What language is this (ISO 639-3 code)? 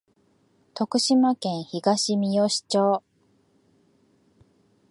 jpn